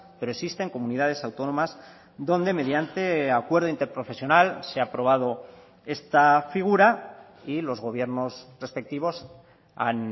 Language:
Spanish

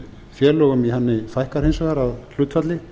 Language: Icelandic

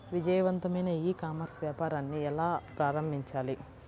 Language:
Telugu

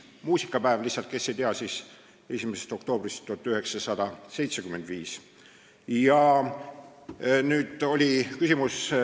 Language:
Estonian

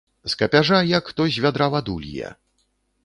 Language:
Belarusian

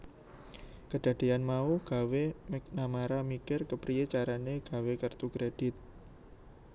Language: Javanese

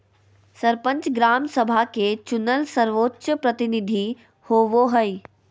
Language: Magahi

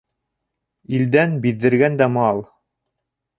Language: Bashkir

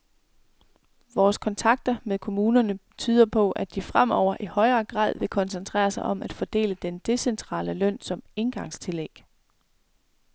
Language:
Danish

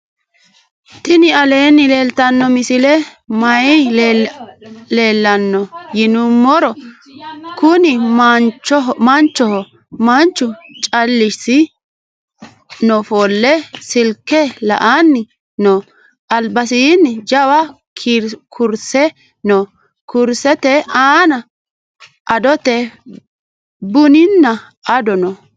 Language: Sidamo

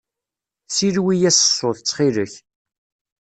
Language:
Kabyle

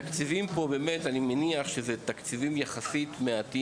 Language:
Hebrew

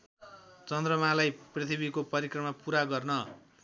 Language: Nepali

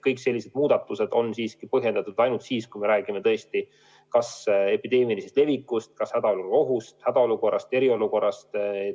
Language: Estonian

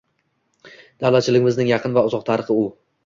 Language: Uzbek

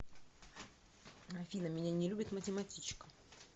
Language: Russian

